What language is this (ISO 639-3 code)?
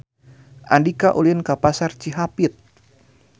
sun